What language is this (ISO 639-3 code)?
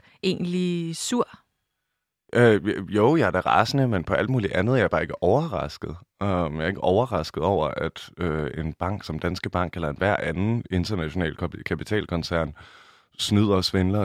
dan